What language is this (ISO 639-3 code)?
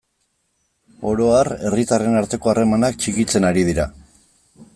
eus